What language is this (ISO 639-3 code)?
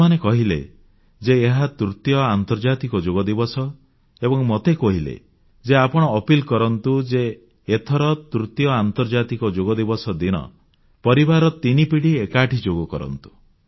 ori